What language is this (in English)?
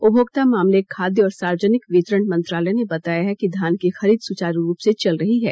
Hindi